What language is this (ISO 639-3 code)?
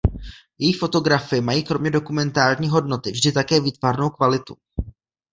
ces